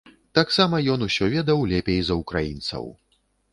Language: Belarusian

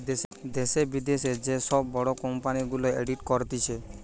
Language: Bangla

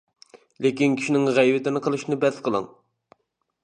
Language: Uyghur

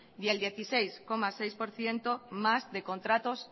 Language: Spanish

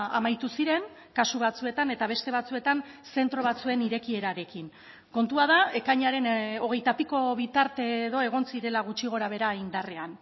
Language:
Basque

